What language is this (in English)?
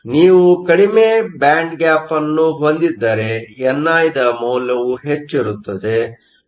Kannada